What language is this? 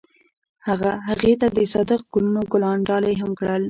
Pashto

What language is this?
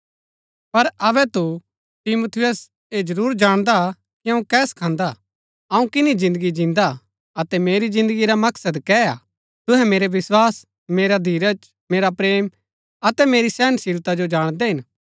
Gaddi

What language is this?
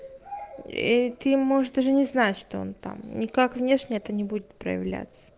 Russian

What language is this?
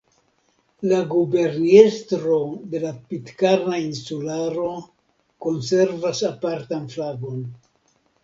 Esperanto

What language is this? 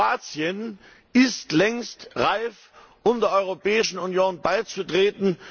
German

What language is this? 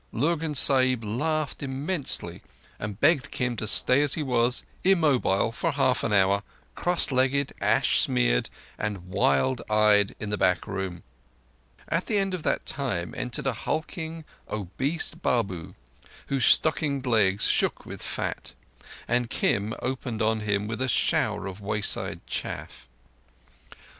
English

